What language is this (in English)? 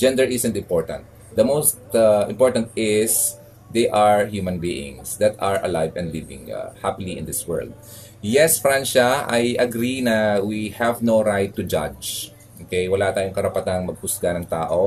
Filipino